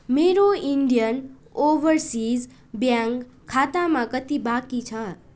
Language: Nepali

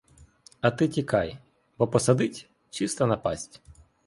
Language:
Ukrainian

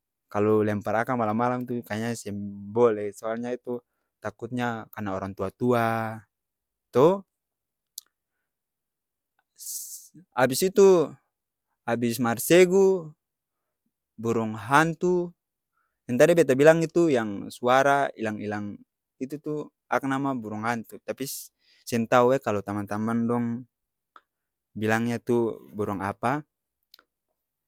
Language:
Ambonese Malay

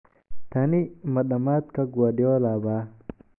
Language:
Somali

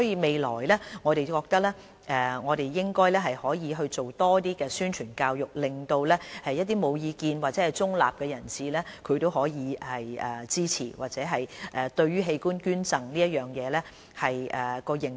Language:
Cantonese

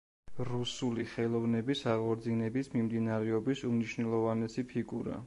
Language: Georgian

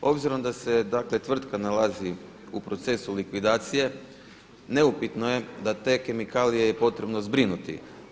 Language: Croatian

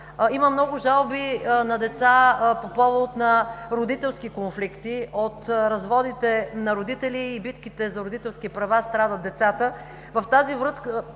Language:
Bulgarian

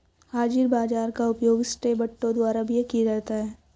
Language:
Hindi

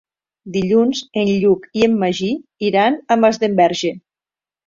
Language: Catalan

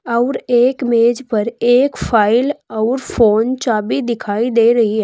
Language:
Hindi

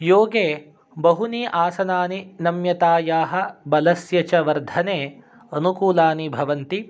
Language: Sanskrit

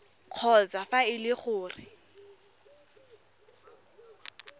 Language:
Tswana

